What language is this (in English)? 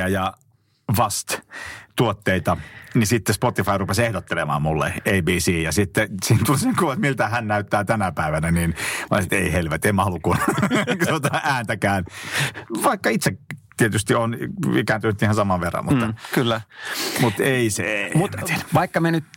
Finnish